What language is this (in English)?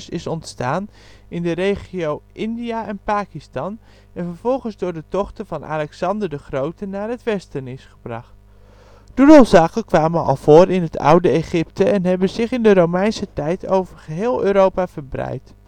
Dutch